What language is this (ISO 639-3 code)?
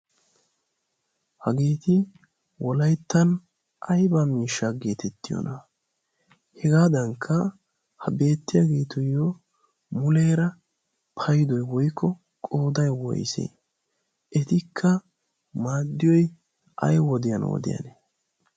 wal